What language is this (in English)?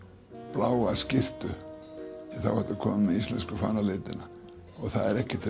Icelandic